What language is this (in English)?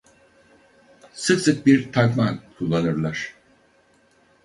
Turkish